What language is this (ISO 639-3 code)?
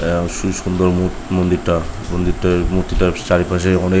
ben